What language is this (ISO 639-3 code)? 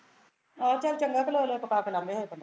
pan